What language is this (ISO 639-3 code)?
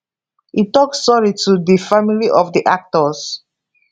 pcm